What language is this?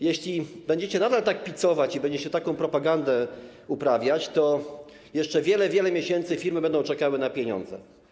Polish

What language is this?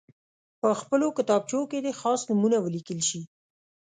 Pashto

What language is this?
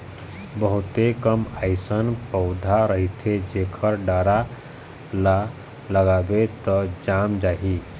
Chhattisgarhi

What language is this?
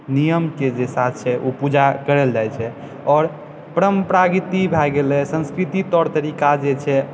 Maithili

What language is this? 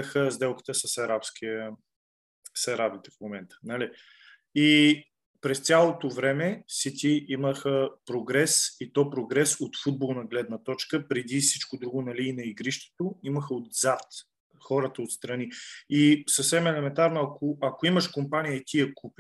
Bulgarian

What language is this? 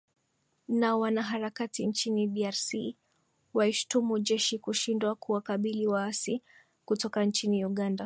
Swahili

